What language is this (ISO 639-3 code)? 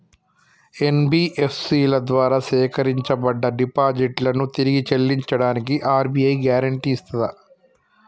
tel